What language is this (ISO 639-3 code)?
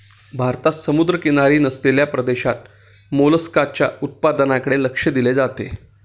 mar